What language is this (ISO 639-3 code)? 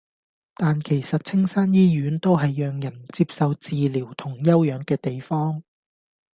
yue